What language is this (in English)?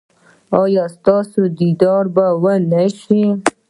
Pashto